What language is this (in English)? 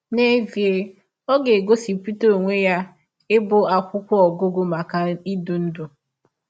Igbo